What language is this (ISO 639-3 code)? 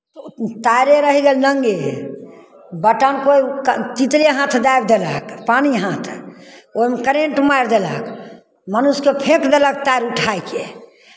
mai